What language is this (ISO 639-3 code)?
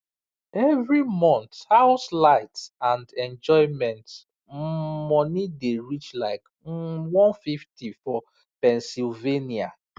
pcm